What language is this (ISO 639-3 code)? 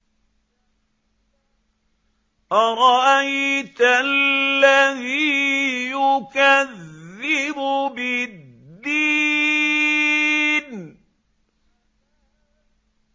ara